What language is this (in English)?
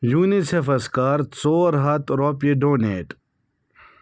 Kashmiri